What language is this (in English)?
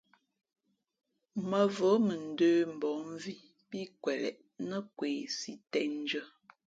Fe'fe'